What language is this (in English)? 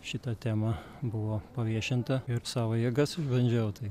Lithuanian